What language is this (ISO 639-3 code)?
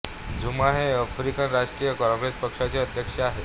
mar